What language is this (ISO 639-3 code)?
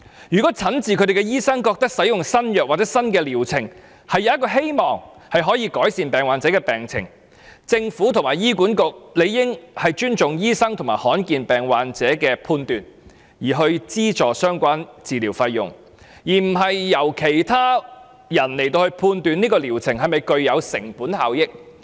yue